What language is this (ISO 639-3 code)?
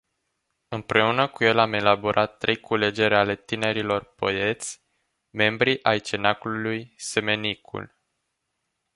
ron